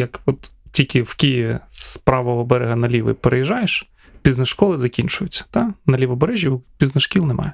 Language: Ukrainian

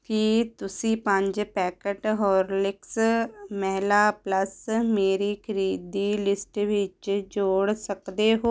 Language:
Punjabi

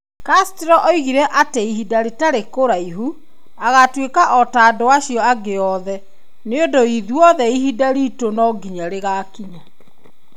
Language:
Kikuyu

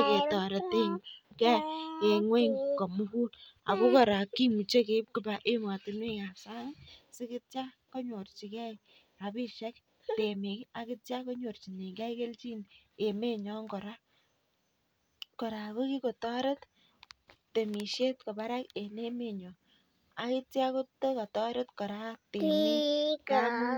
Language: Kalenjin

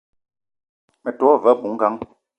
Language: Eton (Cameroon)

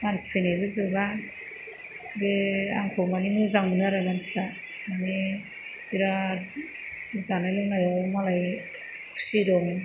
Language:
Bodo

